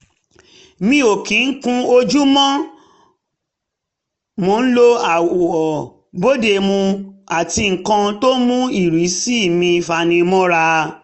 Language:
Yoruba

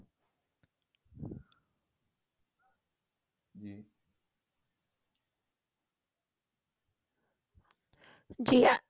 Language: Punjabi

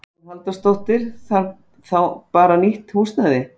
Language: Icelandic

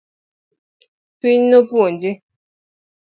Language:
Luo (Kenya and Tanzania)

